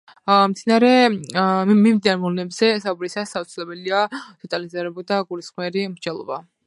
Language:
Georgian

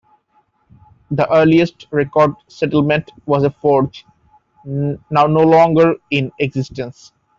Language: English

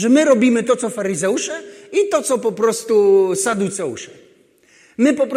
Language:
Polish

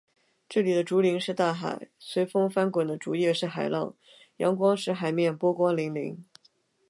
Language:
Chinese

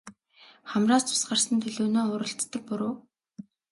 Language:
Mongolian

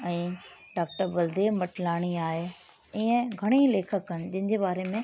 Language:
Sindhi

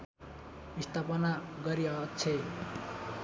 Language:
Nepali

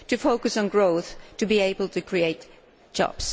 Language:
English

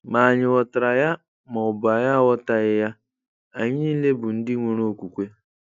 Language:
Igbo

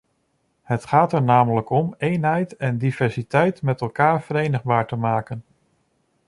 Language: Dutch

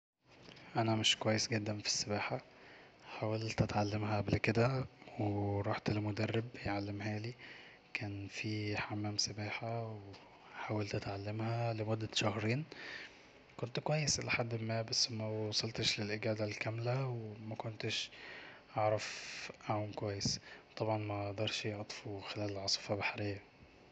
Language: Egyptian Arabic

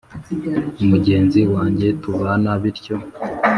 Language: Kinyarwanda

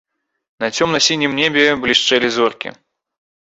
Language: Belarusian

